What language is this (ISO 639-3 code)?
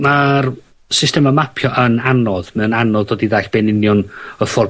cym